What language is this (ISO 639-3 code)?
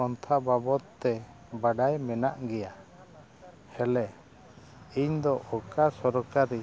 sat